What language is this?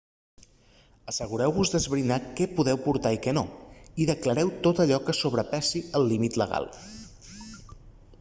Catalan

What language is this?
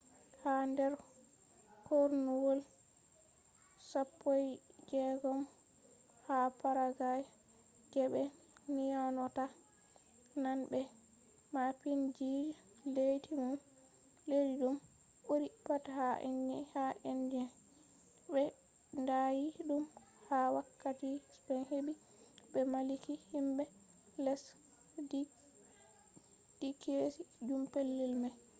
Fula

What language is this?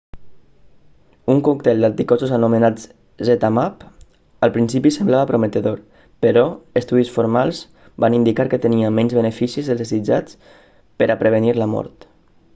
Catalan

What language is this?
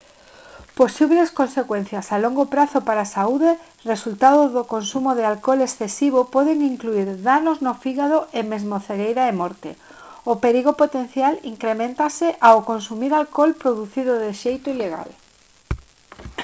Galician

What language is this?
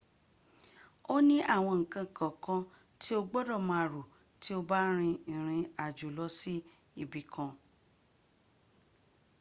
Yoruba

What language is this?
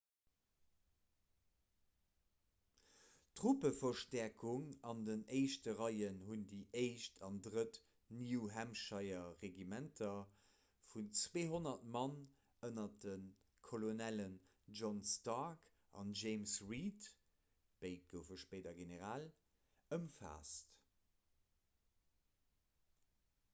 Luxembourgish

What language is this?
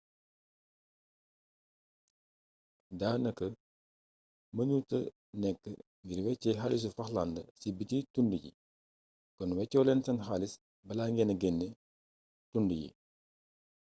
Wolof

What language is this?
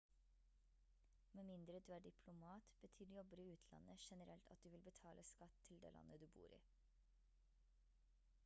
Norwegian Bokmål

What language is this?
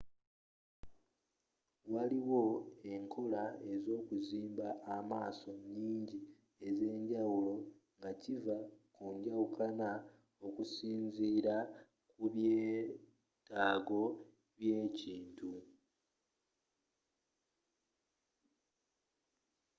Ganda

